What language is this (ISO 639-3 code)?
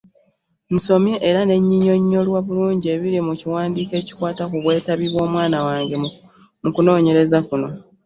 lug